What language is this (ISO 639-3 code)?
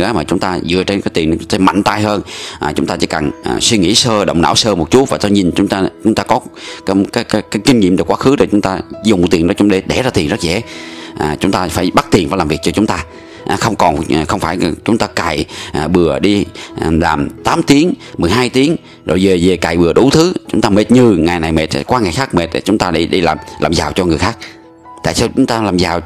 vie